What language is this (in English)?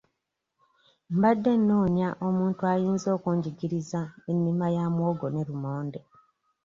Ganda